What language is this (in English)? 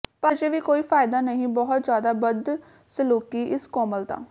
Punjabi